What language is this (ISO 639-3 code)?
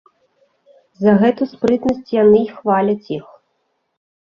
bel